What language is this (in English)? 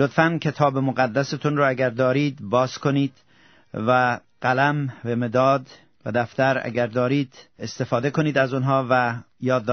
Persian